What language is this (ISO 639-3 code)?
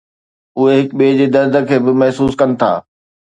snd